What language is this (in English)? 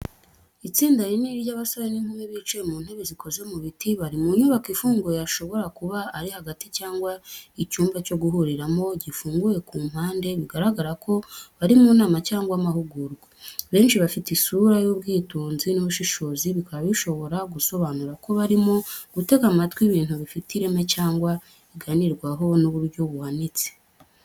Kinyarwanda